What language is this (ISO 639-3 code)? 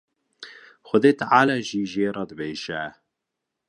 kur